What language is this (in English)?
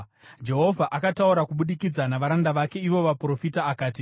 Shona